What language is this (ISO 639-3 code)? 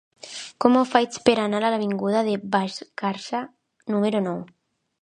cat